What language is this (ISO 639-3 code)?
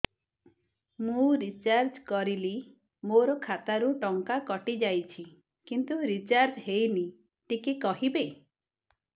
ori